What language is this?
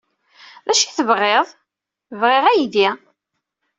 Kabyle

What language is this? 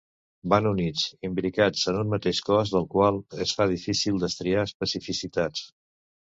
Catalan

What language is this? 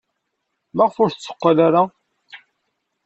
Kabyle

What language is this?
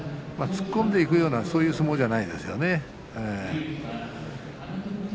Japanese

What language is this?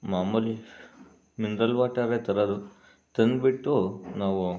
Kannada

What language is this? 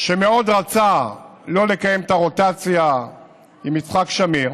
Hebrew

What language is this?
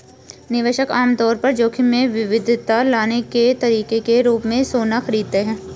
Hindi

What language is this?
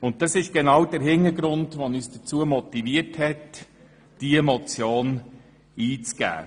Swiss German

